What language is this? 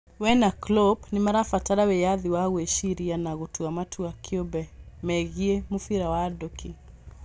Kikuyu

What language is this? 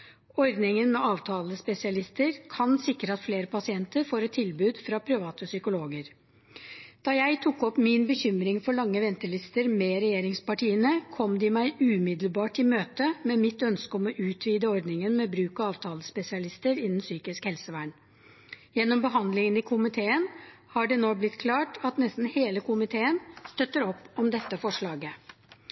Norwegian Bokmål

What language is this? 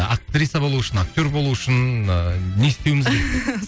Kazakh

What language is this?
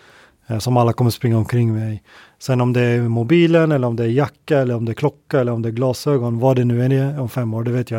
Swedish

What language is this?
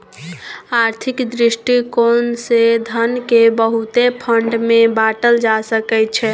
Maithili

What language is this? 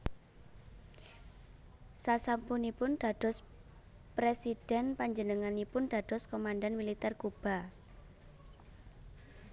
Javanese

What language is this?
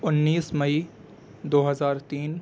Urdu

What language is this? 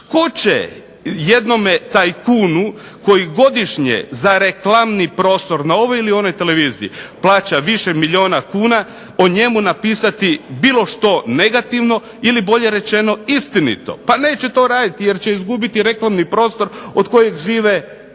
Croatian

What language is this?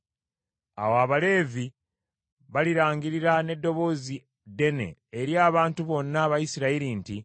Ganda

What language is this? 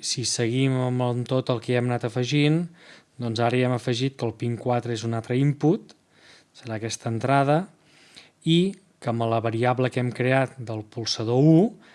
Catalan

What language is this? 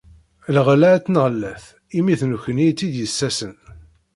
Kabyle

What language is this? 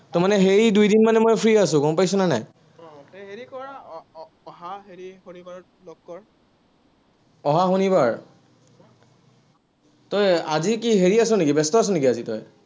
Assamese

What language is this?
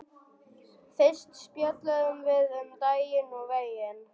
Icelandic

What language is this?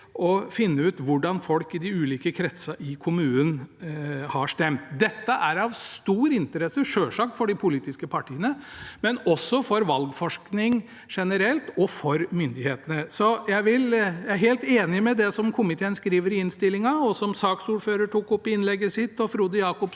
Norwegian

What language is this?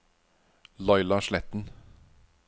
Norwegian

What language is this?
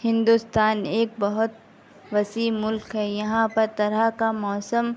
Urdu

